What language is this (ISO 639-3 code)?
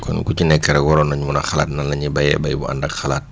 wol